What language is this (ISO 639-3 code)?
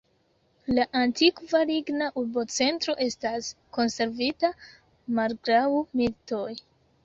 epo